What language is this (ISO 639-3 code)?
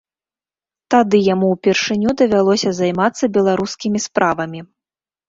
bel